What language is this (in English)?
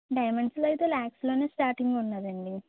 Telugu